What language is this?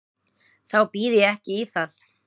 Icelandic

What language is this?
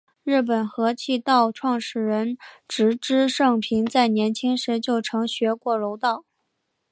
Chinese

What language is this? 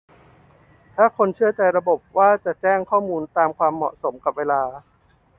Thai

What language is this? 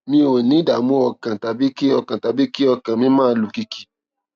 Yoruba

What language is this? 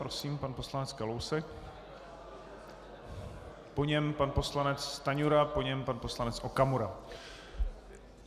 Czech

